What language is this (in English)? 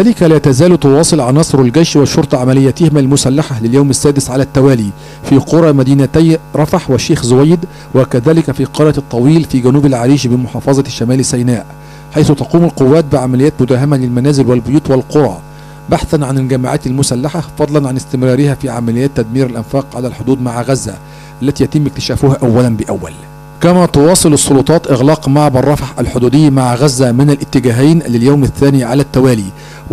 Arabic